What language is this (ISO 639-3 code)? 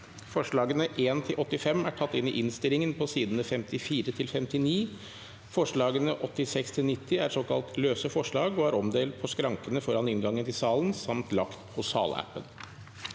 nor